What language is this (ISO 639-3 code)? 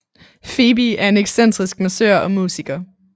dan